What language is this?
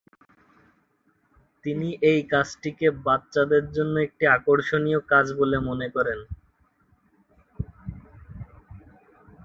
Bangla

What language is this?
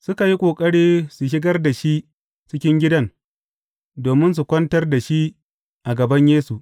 Hausa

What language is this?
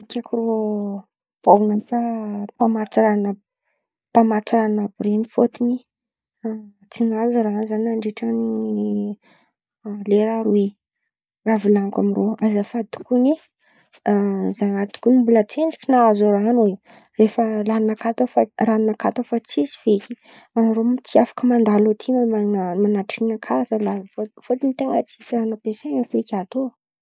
Antankarana Malagasy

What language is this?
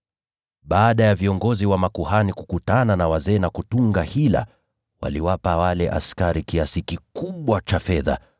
Swahili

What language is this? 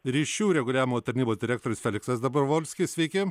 Lithuanian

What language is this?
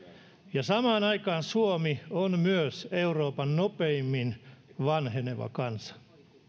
Finnish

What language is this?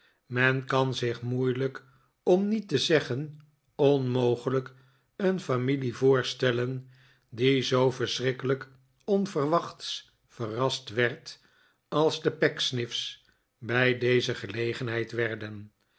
Dutch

